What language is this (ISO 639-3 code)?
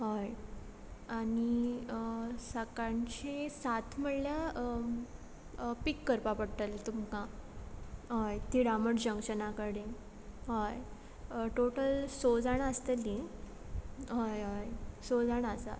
kok